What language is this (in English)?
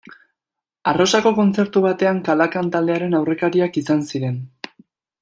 Basque